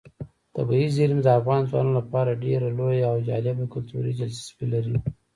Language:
Pashto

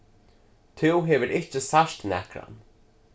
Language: Faroese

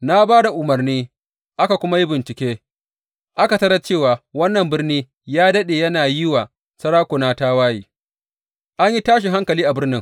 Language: Hausa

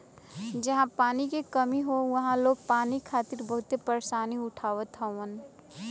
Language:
Bhojpuri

